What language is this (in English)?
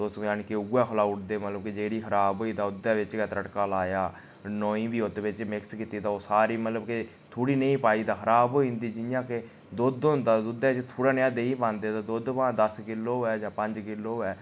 Dogri